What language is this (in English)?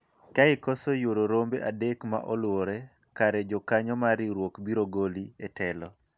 Luo (Kenya and Tanzania)